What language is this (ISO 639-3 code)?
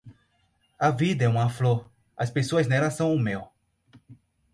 por